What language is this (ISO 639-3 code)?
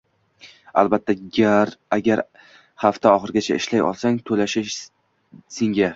uzb